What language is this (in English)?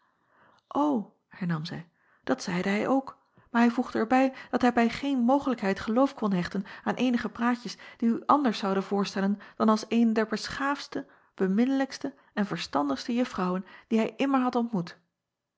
Dutch